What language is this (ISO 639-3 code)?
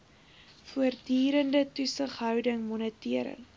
afr